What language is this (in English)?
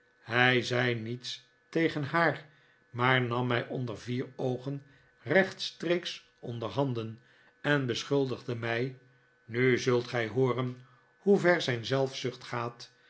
Dutch